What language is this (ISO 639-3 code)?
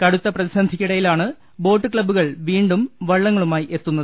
mal